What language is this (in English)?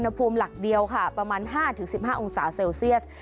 Thai